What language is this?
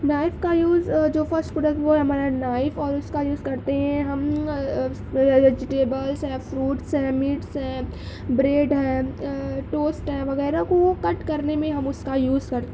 Urdu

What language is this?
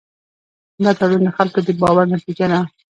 Pashto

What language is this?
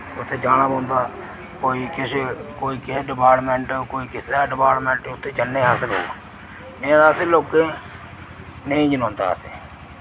Dogri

